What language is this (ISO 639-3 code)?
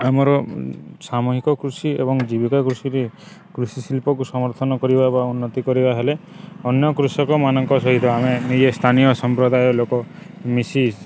ori